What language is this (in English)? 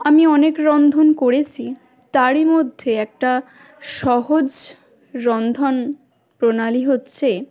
Bangla